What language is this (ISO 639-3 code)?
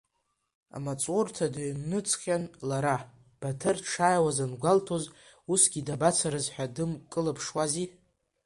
abk